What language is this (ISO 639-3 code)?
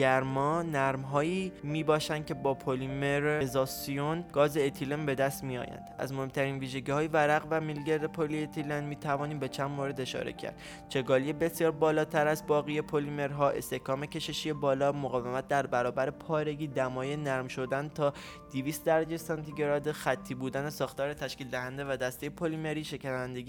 fas